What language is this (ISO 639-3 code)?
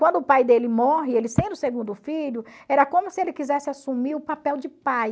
por